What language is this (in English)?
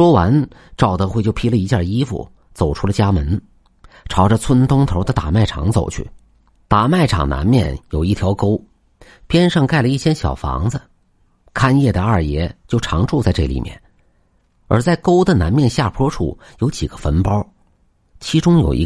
Chinese